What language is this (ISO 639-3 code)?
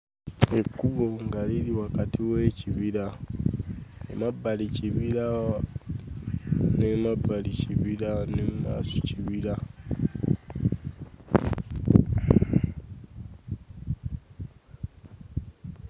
lug